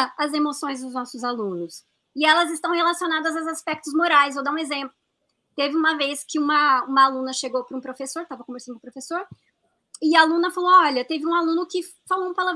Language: Portuguese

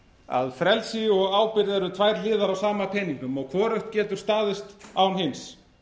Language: Icelandic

